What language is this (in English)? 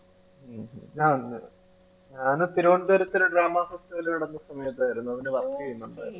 Malayalam